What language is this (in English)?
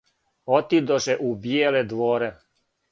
Serbian